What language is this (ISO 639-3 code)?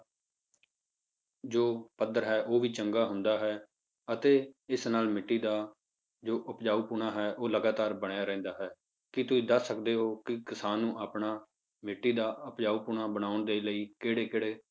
pan